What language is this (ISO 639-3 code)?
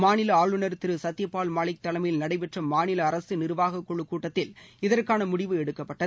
tam